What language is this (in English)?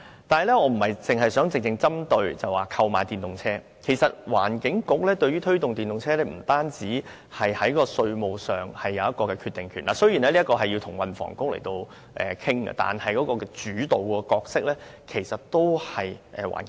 Cantonese